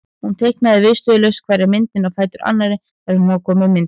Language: Icelandic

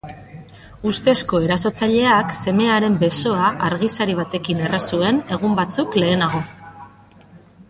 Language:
Basque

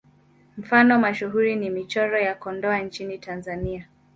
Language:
Swahili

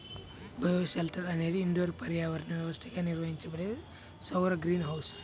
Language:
Telugu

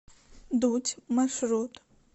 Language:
Russian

